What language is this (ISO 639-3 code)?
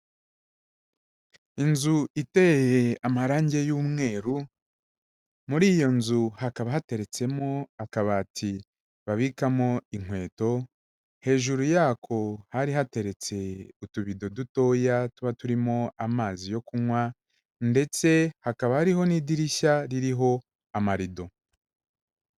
kin